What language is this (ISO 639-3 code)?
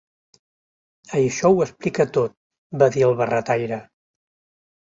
cat